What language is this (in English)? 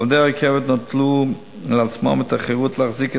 Hebrew